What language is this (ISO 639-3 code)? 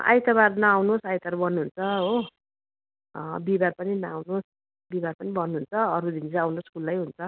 nep